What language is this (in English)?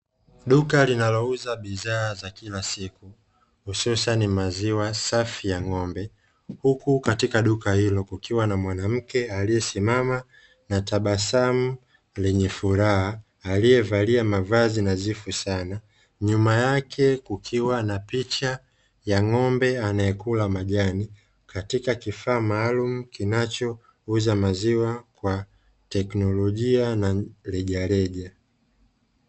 Swahili